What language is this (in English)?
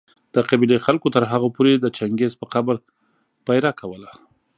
Pashto